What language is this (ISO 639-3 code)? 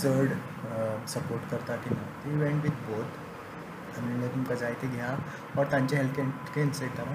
mar